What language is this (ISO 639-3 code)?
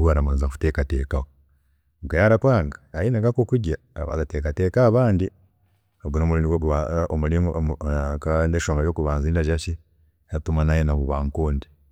cgg